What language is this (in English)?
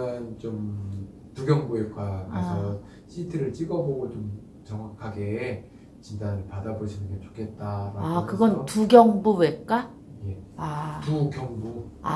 Korean